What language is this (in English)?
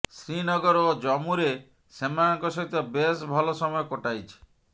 Odia